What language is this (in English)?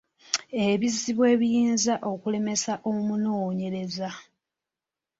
Ganda